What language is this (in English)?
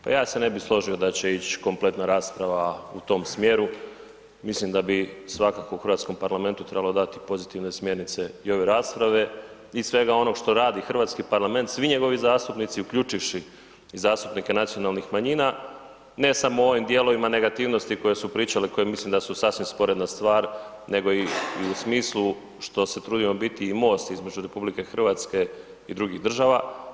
Croatian